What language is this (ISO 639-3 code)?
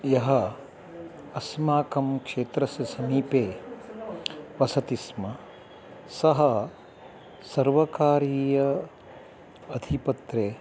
san